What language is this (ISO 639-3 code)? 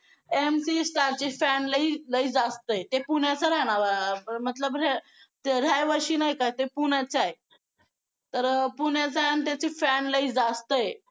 mar